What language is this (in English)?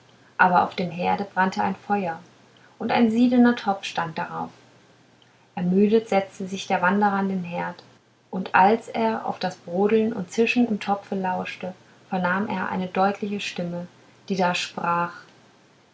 German